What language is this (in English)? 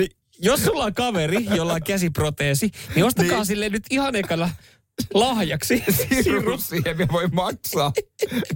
Finnish